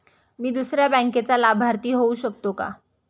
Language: Marathi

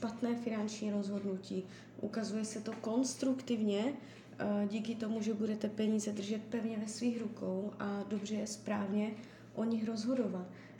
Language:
Czech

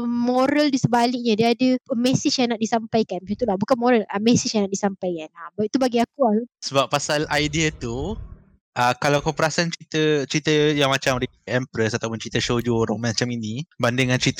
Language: Malay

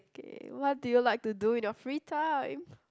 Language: English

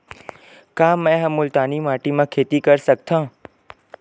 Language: Chhattisgarhi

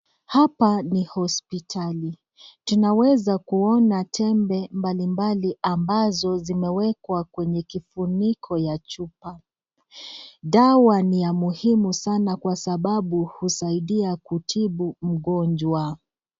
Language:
Swahili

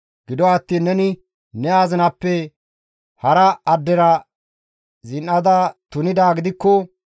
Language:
Gamo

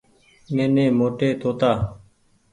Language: Goaria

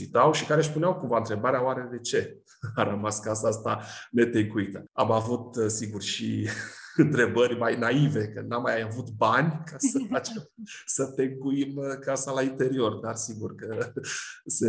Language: Romanian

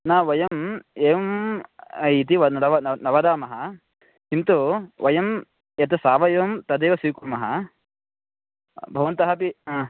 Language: Sanskrit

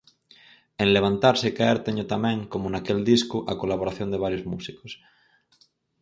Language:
Galician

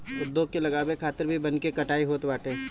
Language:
Bhojpuri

